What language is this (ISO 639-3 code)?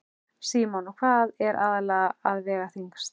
isl